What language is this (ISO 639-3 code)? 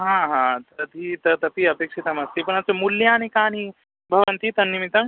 san